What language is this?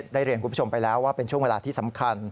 Thai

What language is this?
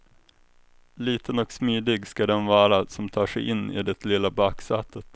Swedish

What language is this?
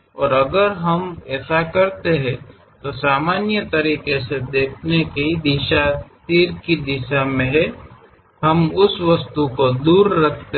Kannada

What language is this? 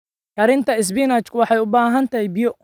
Somali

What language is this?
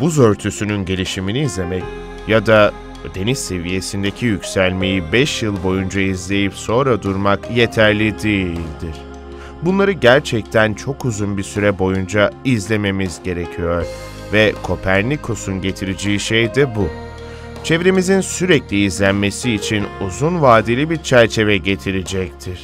Turkish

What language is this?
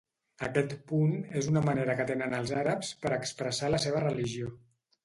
Catalan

